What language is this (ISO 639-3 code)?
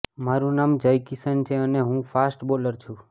guj